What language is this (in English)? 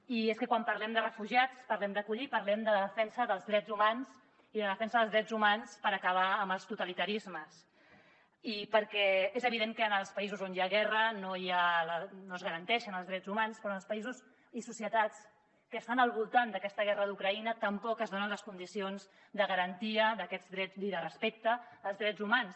Catalan